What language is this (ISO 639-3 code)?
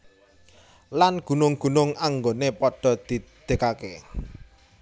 jav